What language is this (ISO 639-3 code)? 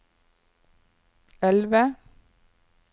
nor